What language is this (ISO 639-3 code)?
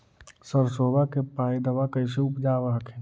mag